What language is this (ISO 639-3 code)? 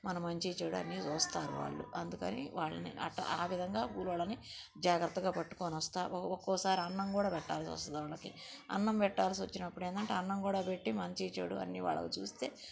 tel